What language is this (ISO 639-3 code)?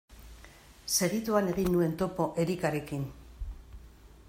eus